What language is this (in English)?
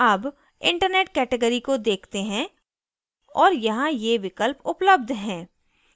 Hindi